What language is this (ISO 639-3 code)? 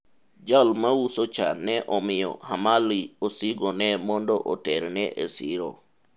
luo